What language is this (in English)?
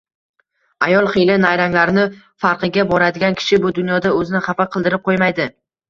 Uzbek